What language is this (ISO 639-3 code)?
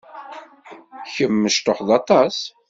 kab